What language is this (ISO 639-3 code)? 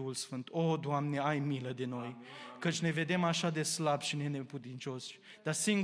ron